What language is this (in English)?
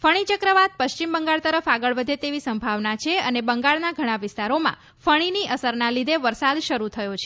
Gujarati